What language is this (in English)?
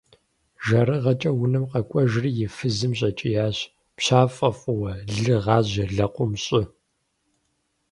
Kabardian